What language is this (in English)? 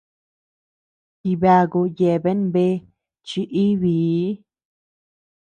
Tepeuxila Cuicatec